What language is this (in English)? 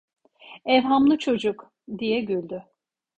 Turkish